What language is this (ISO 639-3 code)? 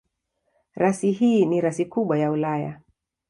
swa